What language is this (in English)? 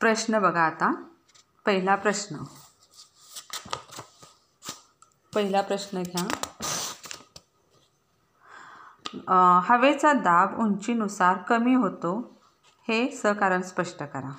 Marathi